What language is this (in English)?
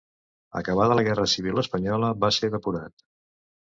Catalan